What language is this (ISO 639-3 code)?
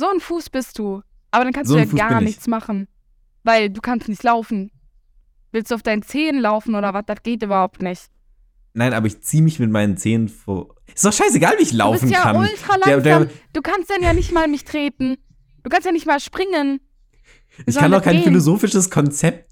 deu